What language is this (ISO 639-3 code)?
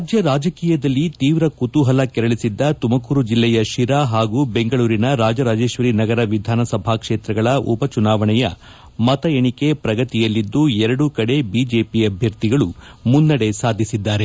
kan